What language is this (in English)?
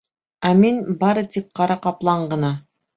Bashkir